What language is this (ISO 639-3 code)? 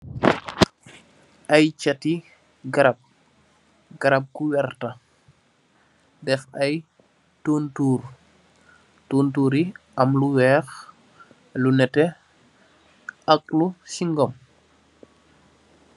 wol